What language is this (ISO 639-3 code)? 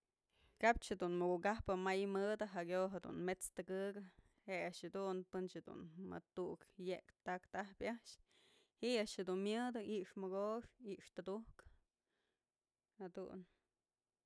mzl